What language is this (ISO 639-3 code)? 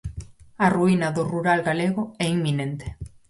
glg